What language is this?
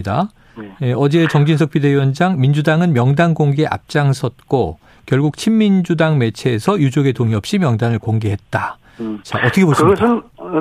Korean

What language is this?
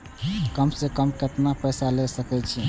Maithili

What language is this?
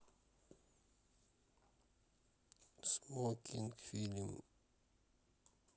Russian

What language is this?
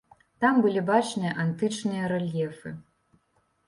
Belarusian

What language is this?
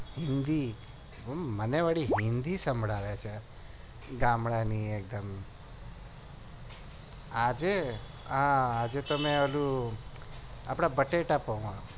Gujarati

